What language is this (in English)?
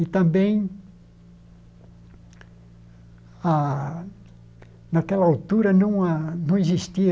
Portuguese